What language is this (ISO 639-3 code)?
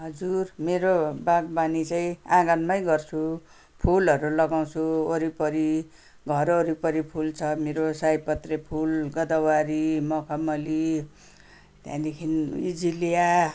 nep